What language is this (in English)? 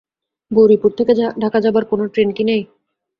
Bangla